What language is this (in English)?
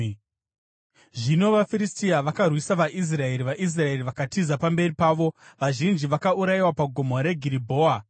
Shona